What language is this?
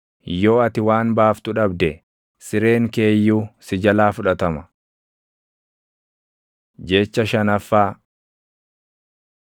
Oromo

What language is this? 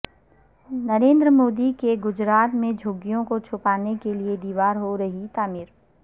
Urdu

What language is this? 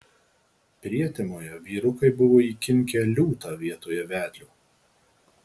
Lithuanian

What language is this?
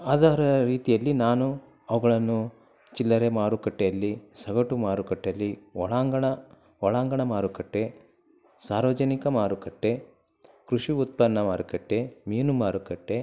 Kannada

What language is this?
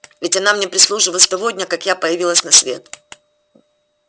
Russian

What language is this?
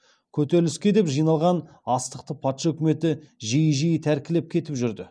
Kazakh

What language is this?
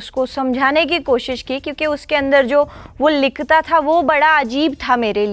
Punjabi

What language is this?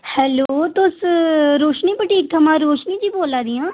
Dogri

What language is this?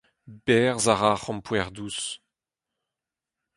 Breton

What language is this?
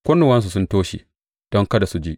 Hausa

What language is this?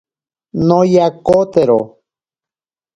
Ashéninka Perené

